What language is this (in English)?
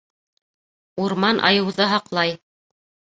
Bashkir